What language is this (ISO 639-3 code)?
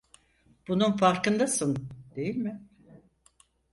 tur